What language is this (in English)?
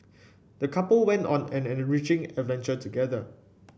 English